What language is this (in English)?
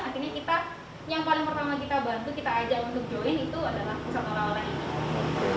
Indonesian